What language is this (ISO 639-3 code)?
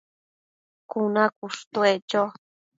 mcf